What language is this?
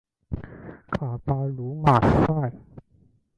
Chinese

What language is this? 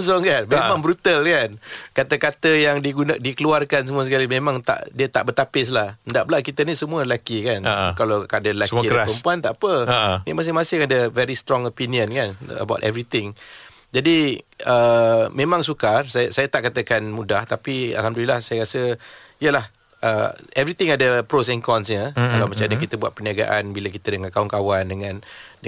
Malay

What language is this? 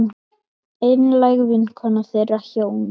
Icelandic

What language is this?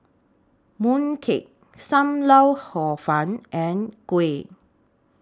English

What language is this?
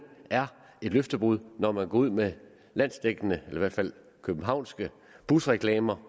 Danish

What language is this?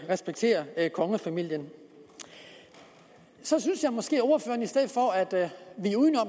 Danish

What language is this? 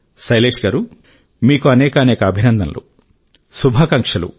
Telugu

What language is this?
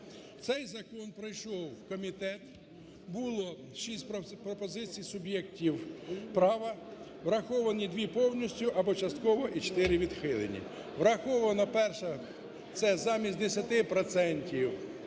Ukrainian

